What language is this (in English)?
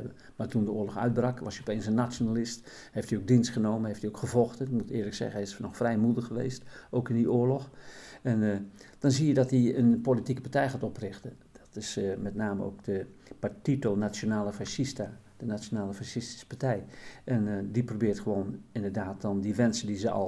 Dutch